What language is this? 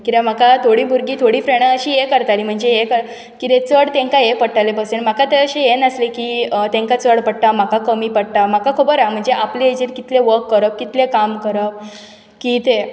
Konkani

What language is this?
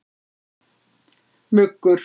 Icelandic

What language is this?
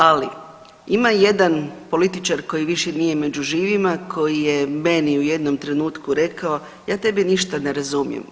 Croatian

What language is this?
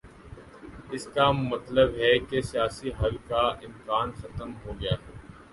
Urdu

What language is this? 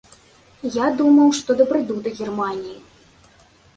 Belarusian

